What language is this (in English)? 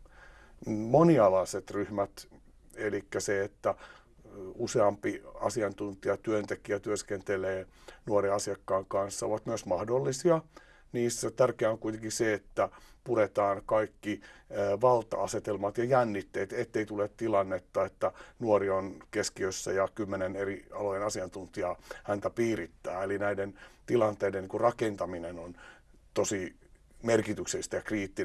Finnish